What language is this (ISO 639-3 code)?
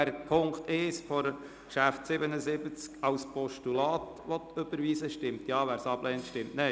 gsw